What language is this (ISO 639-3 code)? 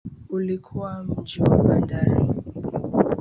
swa